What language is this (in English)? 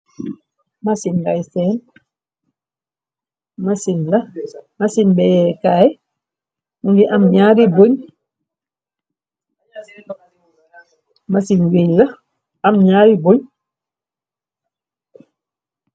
Wolof